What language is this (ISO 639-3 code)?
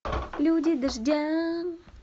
rus